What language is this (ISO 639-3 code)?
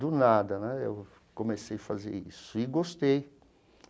por